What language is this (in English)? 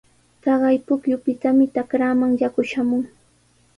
Sihuas Ancash Quechua